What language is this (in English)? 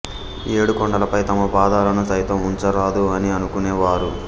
Telugu